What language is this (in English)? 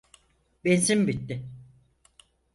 Turkish